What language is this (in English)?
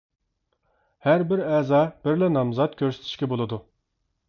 Uyghur